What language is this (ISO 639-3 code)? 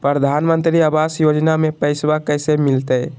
mag